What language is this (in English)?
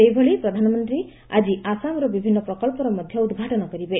Odia